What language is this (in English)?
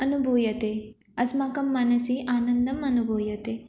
Sanskrit